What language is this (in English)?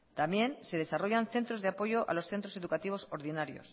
Spanish